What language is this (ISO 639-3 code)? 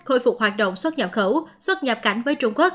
vie